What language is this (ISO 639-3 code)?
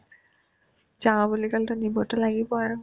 asm